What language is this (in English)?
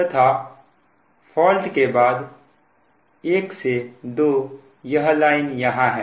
Hindi